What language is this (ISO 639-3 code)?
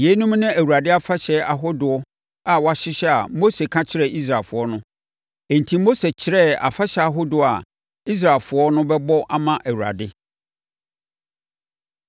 aka